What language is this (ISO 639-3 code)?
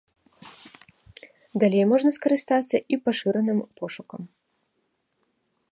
bel